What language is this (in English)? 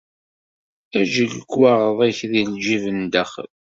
Kabyle